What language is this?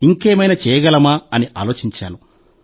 Telugu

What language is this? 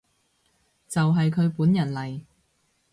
Cantonese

